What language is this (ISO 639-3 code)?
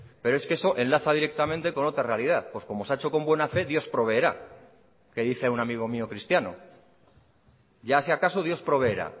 spa